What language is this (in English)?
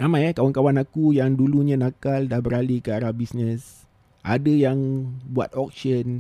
Malay